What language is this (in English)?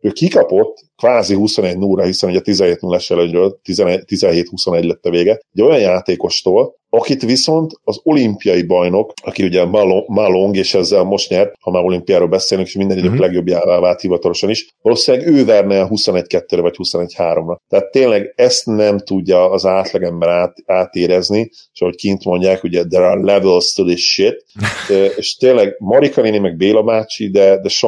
Hungarian